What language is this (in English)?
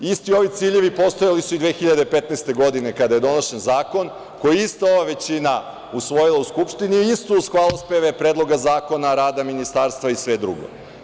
Serbian